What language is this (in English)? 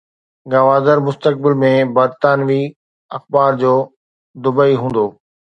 Sindhi